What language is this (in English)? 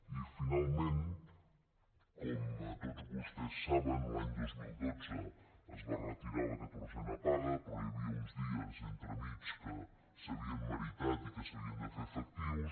Catalan